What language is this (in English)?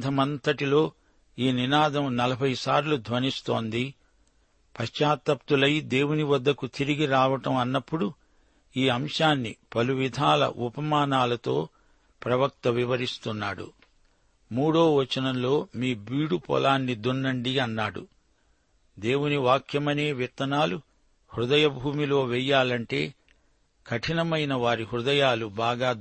Telugu